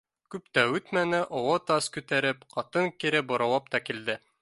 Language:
Bashkir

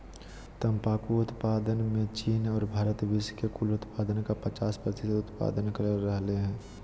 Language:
Magahi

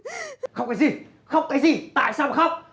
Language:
Vietnamese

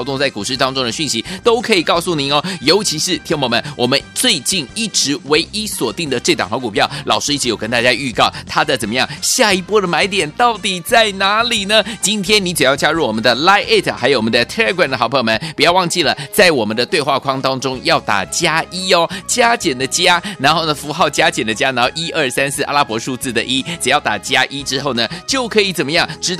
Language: Chinese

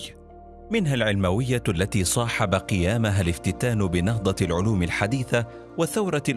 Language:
Arabic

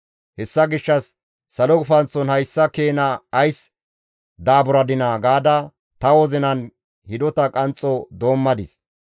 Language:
Gamo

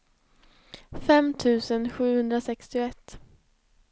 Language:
Swedish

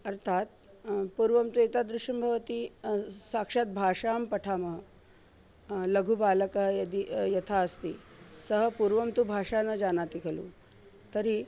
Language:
Sanskrit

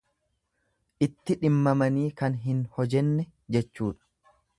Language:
Oromo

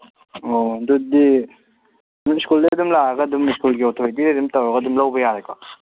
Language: Manipuri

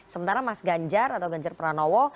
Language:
Indonesian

